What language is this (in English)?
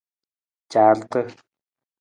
Nawdm